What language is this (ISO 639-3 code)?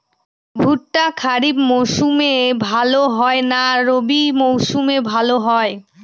ben